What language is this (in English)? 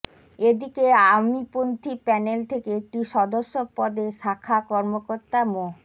Bangla